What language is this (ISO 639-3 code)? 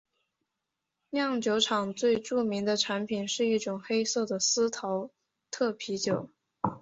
zho